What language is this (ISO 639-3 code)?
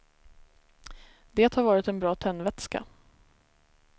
swe